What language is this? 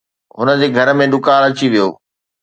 Sindhi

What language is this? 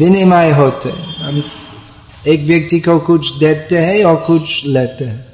Hindi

